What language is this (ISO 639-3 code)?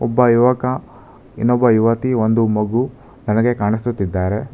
kan